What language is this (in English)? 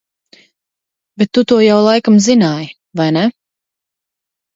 Latvian